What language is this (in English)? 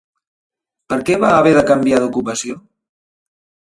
Catalan